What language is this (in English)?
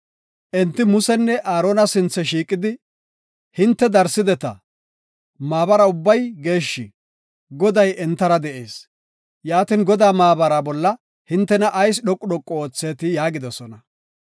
Gofa